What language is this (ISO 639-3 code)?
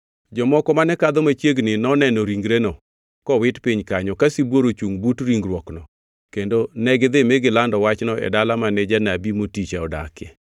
luo